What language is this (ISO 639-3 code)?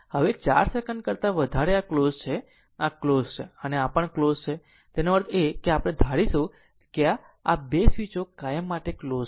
guj